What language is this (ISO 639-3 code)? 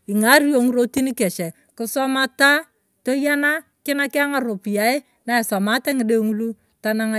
tuv